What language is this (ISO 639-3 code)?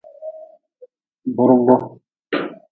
nmz